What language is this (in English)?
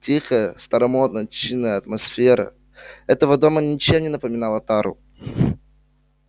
Russian